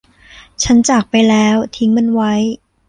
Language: Thai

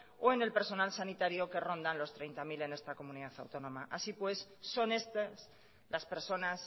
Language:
Spanish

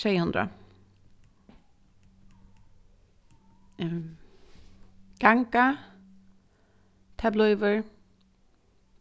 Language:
Faroese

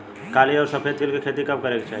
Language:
Bhojpuri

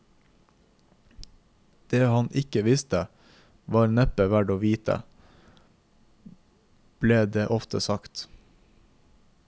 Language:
Norwegian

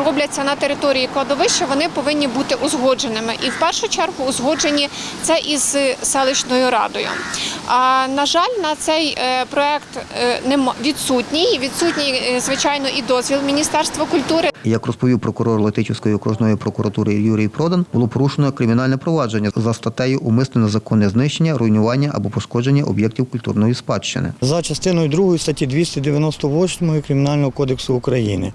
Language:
Ukrainian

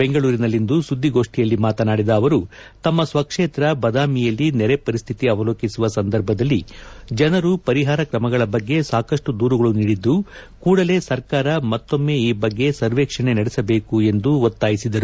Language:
Kannada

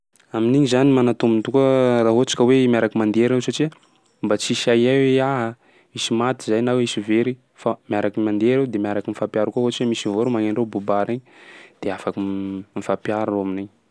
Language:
Sakalava Malagasy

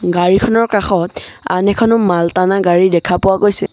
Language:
Assamese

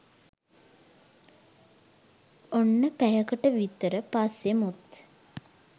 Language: Sinhala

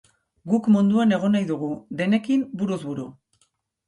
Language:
Basque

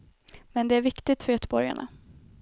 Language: Swedish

